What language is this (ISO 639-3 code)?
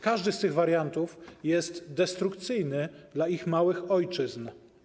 pol